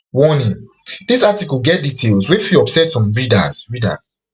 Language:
Nigerian Pidgin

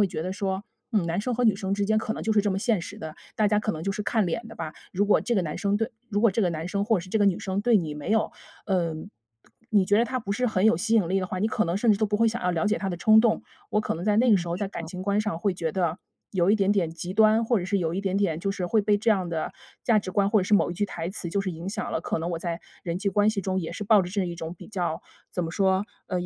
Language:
Chinese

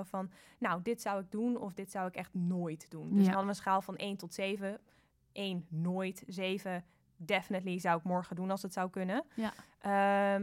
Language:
Dutch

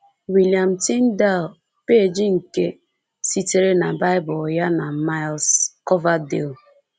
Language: Igbo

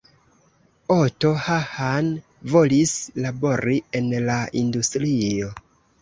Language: Esperanto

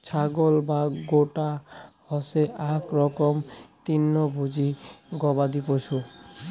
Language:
Bangla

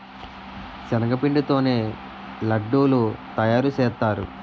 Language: Telugu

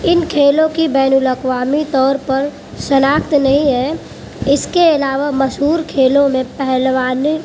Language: Urdu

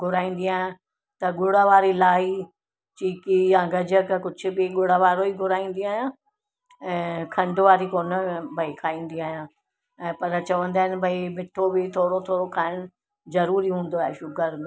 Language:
Sindhi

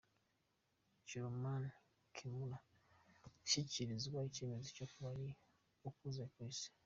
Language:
Kinyarwanda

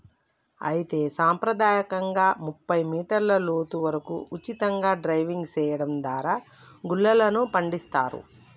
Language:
Telugu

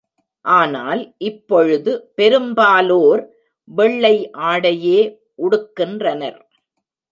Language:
Tamil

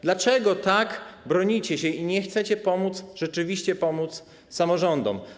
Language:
Polish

